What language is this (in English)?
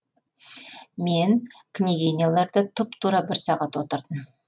Kazakh